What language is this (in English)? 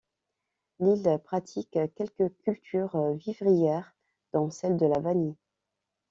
French